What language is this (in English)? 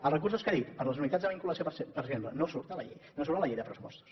Catalan